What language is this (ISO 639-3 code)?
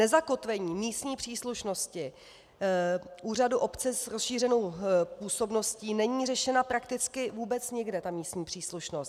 ces